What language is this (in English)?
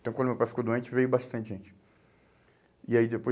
Portuguese